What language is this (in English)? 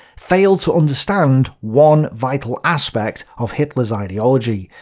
English